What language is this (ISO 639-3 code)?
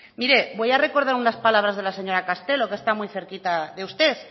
spa